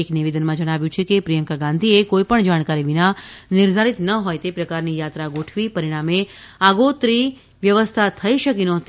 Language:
Gujarati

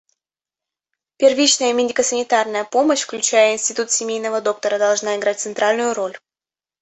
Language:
Russian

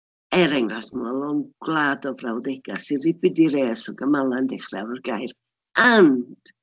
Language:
Welsh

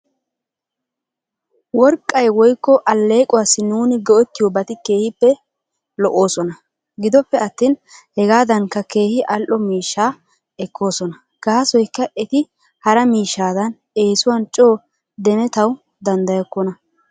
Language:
Wolaytta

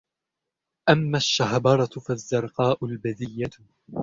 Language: Arabic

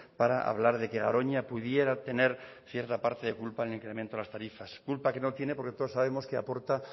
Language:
Spanish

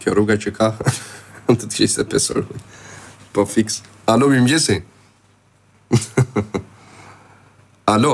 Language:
Romanian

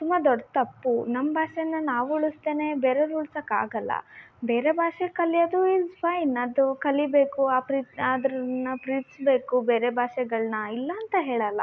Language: Kannada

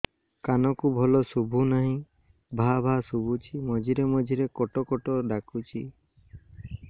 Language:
Odia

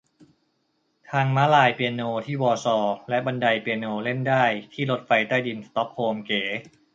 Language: Thai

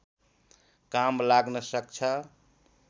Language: Nepali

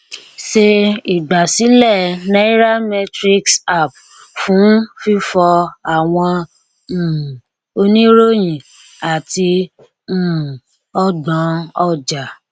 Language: Yoruba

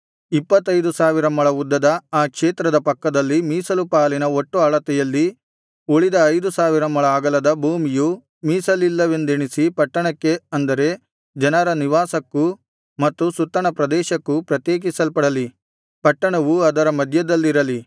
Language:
Kannada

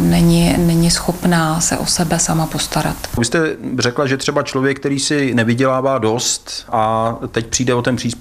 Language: Czech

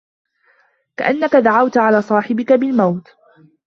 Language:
Arabic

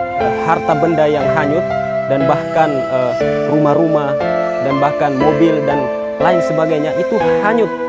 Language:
Indonesian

